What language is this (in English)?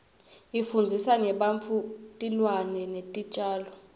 Swati